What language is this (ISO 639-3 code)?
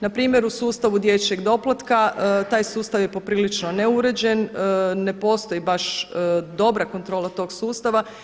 hrv